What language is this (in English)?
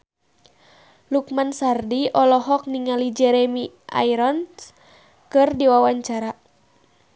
Sundanese